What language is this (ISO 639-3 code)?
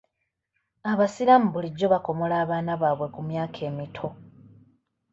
lug